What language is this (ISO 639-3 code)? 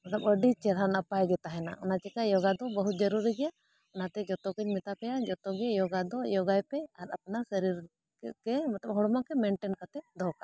sat